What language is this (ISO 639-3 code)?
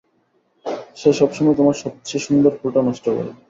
ben